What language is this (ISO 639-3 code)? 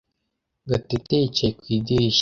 kin